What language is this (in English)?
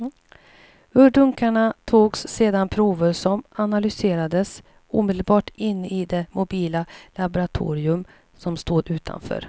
Swedish